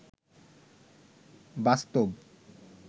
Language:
Bangla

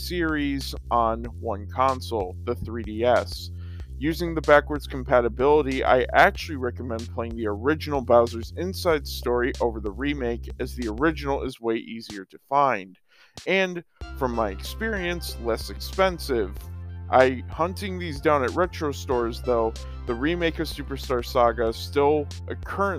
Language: English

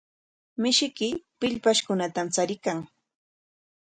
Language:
Corongo Ancash Quechua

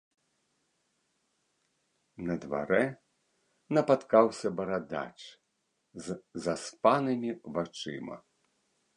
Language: Belarusian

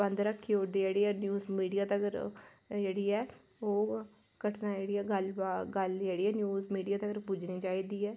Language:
Dogri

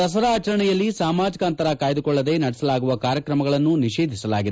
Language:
Kannada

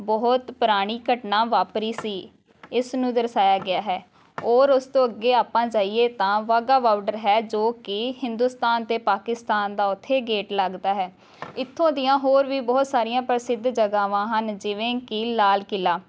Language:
Punjabi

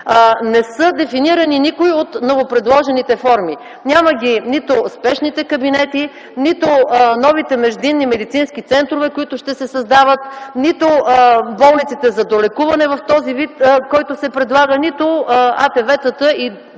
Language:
Bulgarian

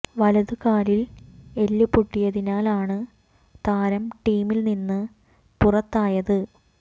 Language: Malayalam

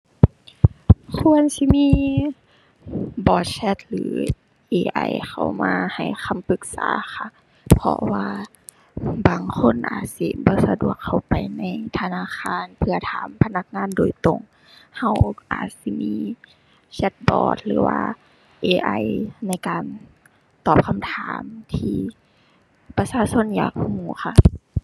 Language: Thai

